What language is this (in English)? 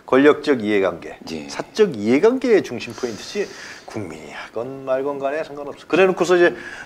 Korean